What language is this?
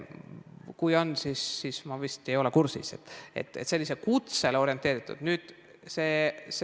Estonian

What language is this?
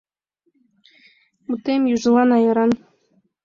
Mari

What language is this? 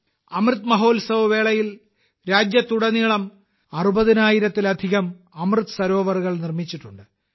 Malayalam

